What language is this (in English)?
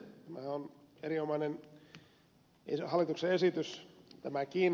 Finnish